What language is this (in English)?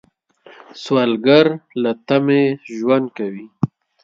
Pashto